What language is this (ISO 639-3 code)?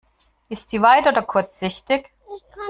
deu